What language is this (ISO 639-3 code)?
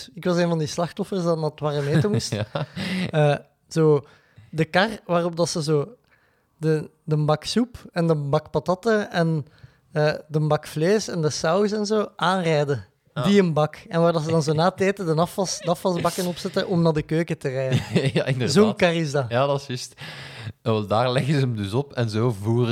nld